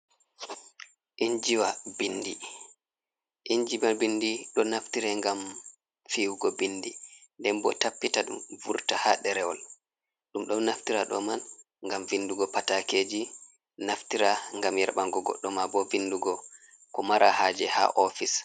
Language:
Fula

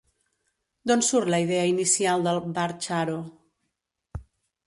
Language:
Catalan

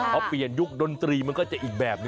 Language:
Thai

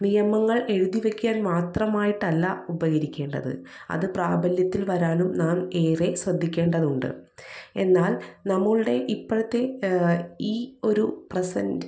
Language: Malayalam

